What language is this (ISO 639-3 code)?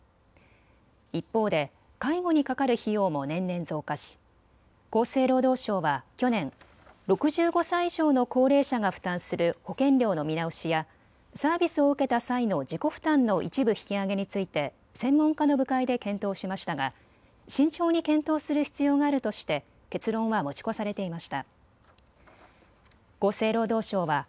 jpn